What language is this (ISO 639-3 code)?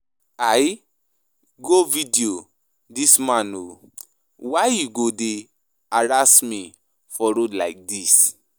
pcm